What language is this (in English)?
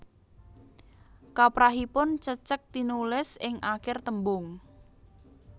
Javanese